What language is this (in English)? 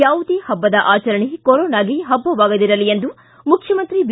Kannada